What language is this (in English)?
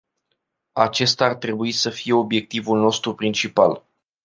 Romanian